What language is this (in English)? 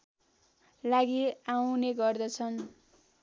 Nepali